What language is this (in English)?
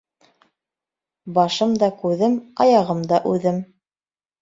Bashkir